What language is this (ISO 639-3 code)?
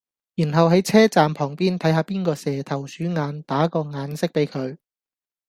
yue